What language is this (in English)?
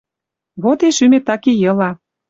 Western Mari